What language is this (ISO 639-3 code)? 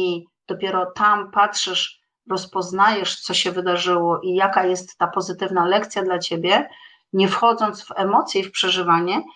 pol